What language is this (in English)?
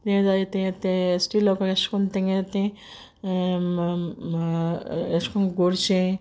Konkani